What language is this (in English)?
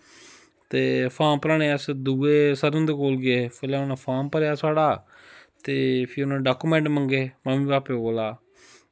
Dogri